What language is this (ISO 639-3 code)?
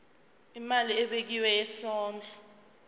zul